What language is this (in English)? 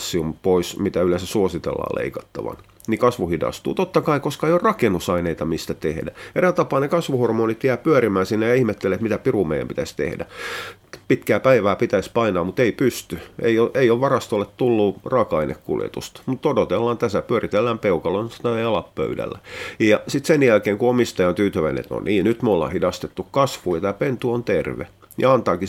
Finnish